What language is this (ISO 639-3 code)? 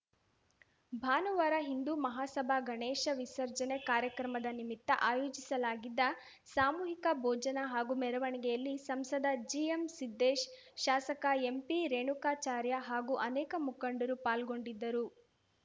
kan